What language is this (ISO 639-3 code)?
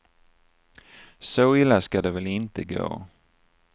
swe